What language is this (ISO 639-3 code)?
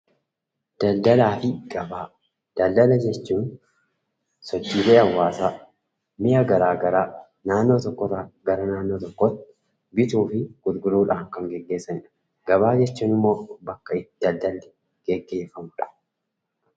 orm